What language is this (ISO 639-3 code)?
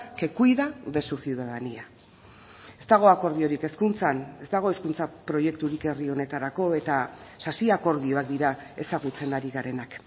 eus